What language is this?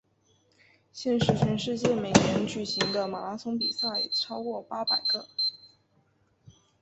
Chinese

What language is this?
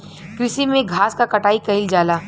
Bhojpuri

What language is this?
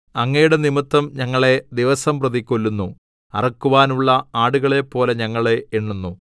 Malayalam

